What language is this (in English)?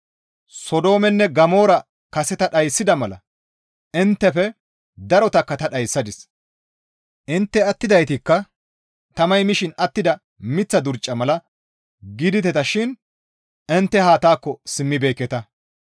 Gamo